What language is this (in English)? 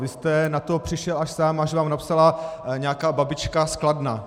Czech